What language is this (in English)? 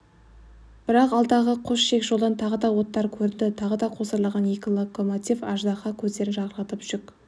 Kazakh